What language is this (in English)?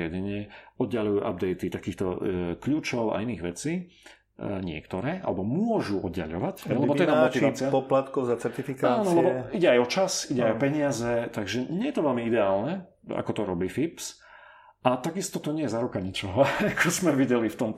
Slovak